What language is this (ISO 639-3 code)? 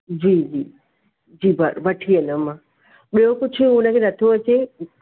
snd